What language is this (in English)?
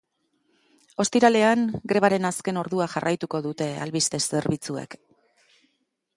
Basque